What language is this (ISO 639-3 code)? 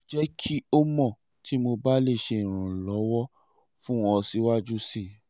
yor